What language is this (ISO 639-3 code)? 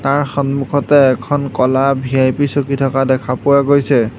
asm